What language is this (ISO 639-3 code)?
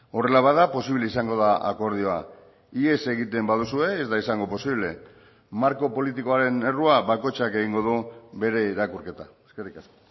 eus